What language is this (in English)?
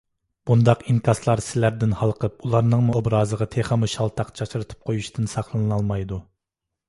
Uyghur